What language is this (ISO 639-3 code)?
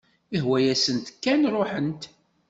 kab